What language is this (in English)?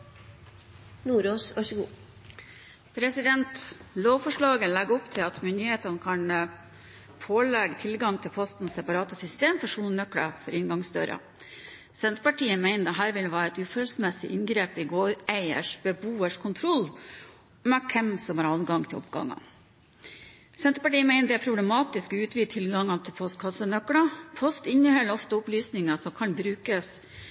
Norwegian Bokmål